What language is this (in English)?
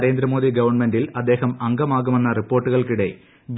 Malayalam